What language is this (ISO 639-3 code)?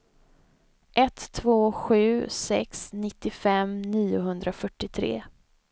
swe